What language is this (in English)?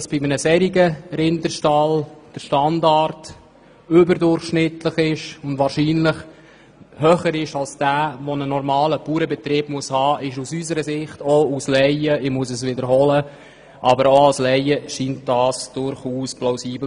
Swiss German